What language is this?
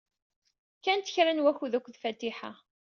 Kabyle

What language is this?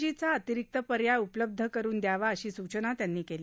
Marathi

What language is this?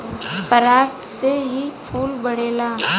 Bhojpuri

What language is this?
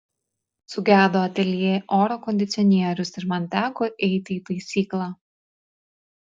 Lithuanian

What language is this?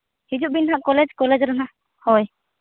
Santali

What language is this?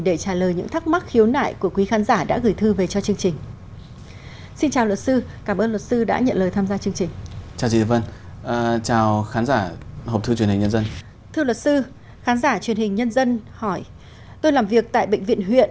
Vietnamese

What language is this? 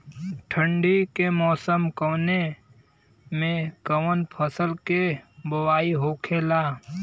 Bhojpuri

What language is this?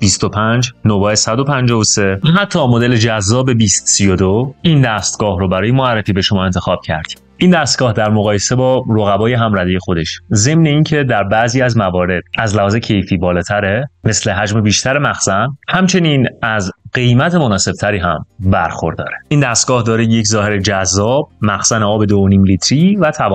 Persian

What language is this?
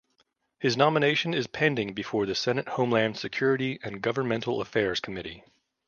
English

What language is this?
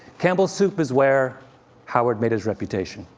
English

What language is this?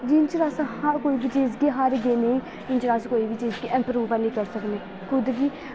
Dogri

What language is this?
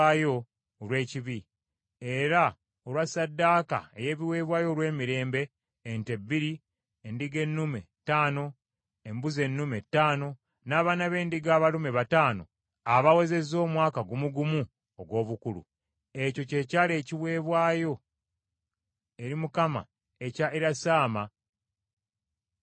Ganda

